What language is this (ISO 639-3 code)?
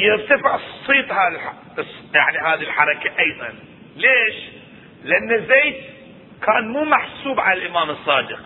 ara